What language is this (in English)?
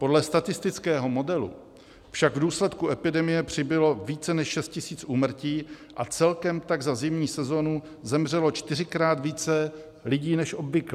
Czech